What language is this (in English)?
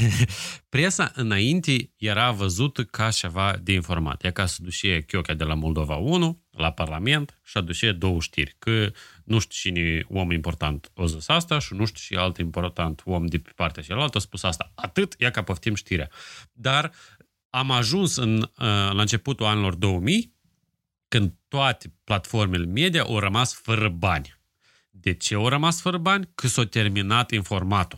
Romanian